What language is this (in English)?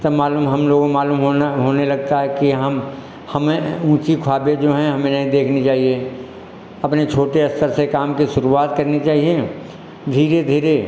Hindi